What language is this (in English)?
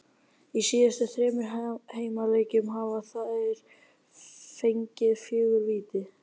Icelandic